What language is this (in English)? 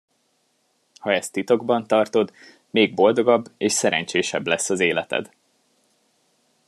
Hungarian